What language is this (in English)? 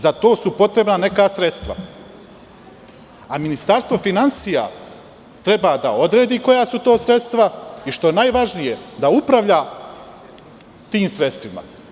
Serbian